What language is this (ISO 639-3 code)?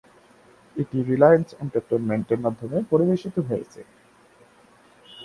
ben